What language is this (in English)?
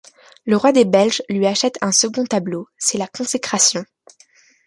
French